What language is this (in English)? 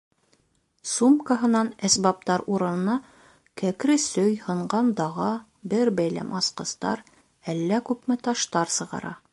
Bashkir